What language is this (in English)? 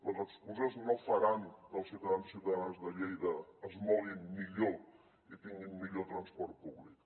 Catalan